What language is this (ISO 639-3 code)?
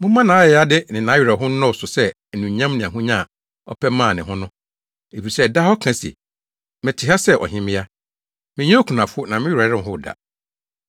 aka